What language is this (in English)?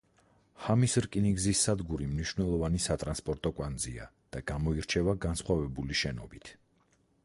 Georgian